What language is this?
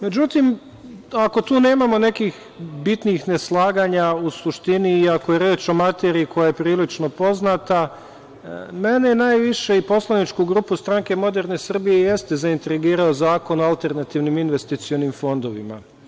Serbian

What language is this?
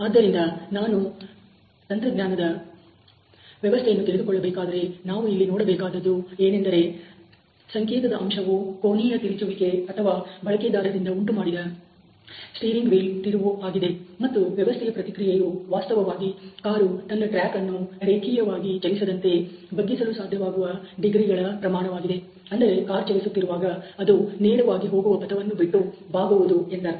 Kannada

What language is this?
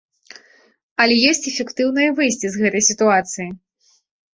Belarusian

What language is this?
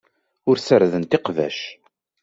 Kabyle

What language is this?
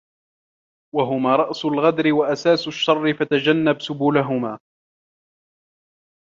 Arabic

